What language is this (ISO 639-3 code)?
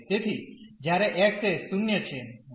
guj